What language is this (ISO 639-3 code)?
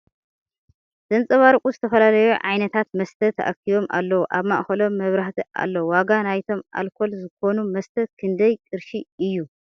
tir